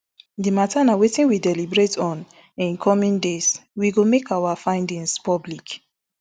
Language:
Nigerian Pidgin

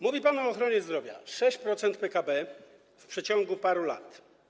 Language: Polish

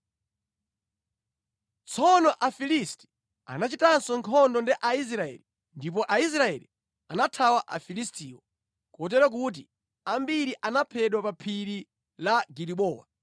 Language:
Nyanja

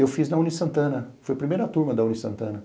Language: Portuguese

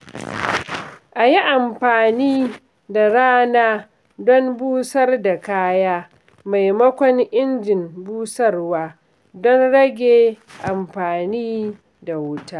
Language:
Hausa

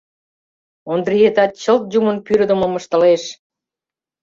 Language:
Mari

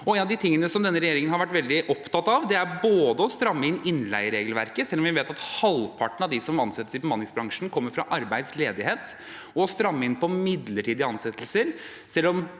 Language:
Norwegian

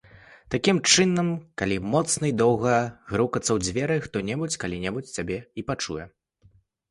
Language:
Belarusian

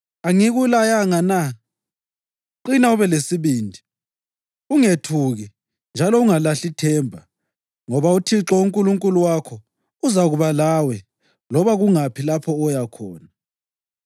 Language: North Ndebele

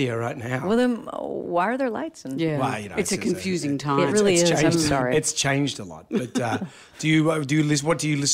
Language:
English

